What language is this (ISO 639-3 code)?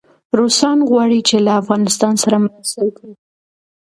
pus